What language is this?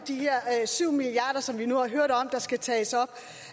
Danish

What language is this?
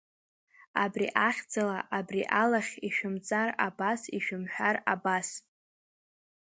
Abkhazian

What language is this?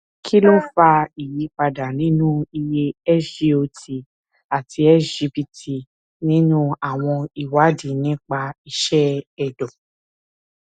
Yoruba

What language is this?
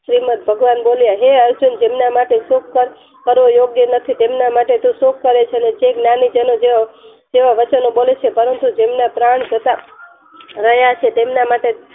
Gujarati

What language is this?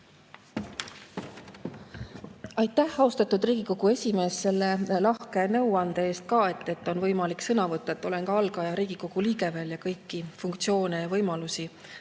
Estonian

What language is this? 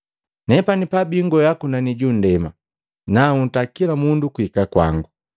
Matengo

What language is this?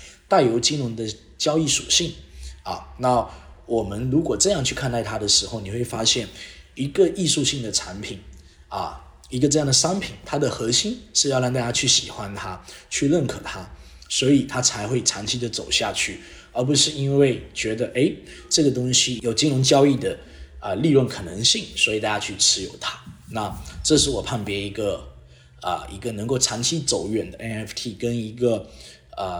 Chinese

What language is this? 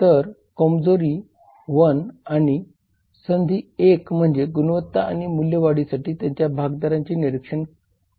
Marathi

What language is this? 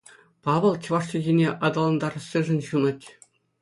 Chuvash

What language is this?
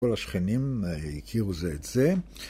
Hebrew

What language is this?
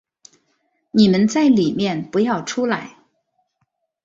Chinese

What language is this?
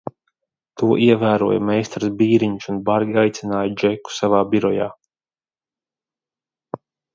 Latvian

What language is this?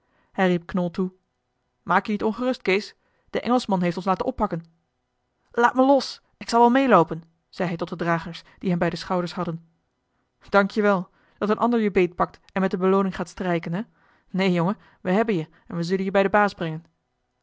Dutch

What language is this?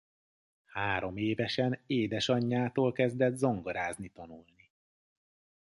Hungarian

